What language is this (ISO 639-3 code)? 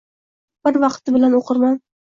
uzb